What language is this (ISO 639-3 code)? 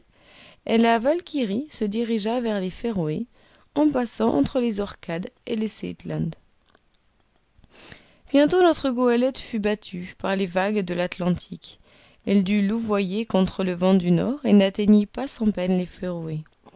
fra